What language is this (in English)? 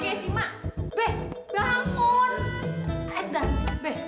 Indonesian